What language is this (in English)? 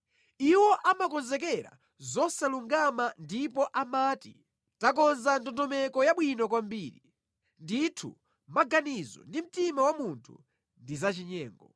Nyanja